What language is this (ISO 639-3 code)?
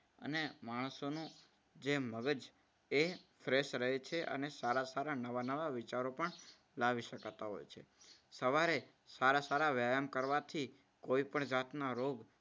guj